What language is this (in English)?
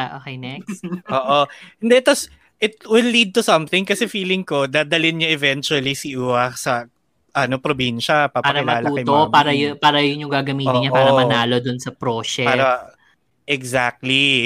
Filipino